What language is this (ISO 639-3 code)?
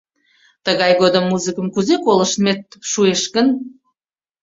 chm